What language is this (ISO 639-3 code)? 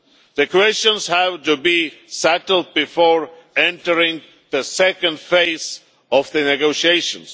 eng